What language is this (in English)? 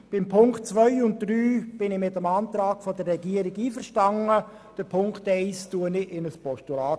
Swiss German